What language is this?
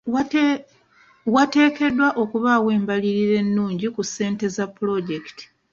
Ganda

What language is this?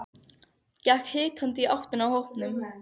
Icelandic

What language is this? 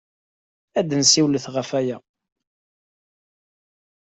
Kabyle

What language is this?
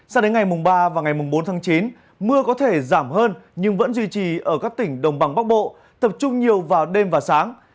Vietnamese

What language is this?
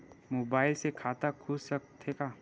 Chhattisgarhi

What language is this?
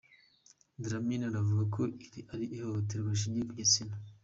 Kinyarwanda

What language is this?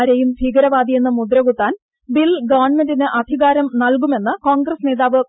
Malayalam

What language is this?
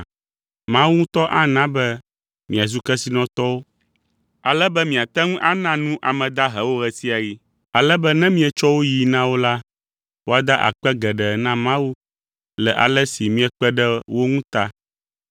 Ewe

